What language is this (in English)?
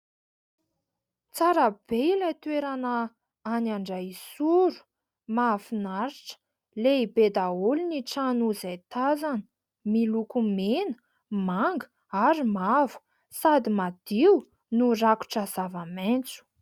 Malagasy